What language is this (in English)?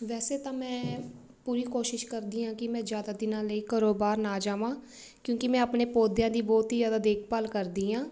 Punjabi